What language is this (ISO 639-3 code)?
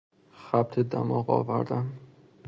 fas